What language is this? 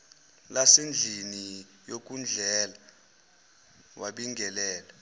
Zulu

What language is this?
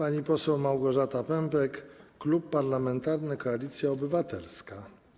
Polish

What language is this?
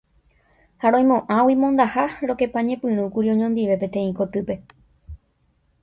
Guarani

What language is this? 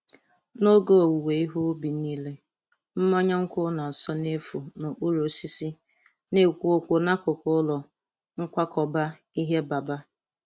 Igbo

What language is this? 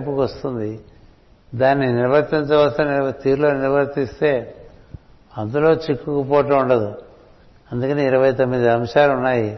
Telugu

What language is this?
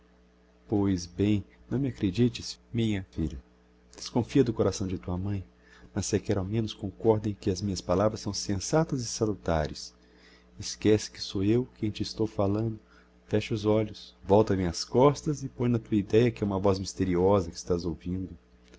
Portuguese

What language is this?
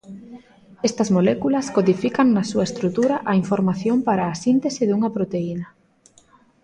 Galician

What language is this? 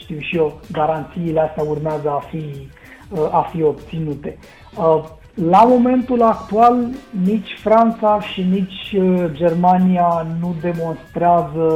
Romanian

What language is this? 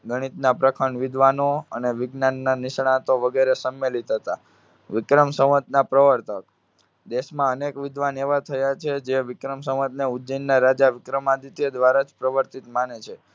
Gujarati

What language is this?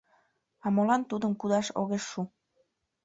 Mari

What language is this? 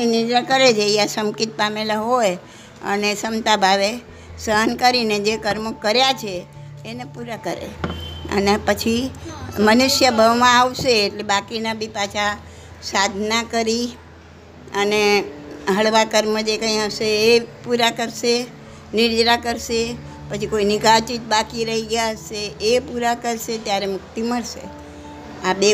Gujarati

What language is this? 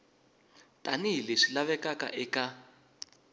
Tsonga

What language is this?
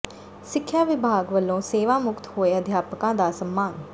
Punjabi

